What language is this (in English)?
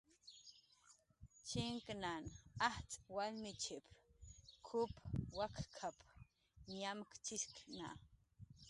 Jaqaru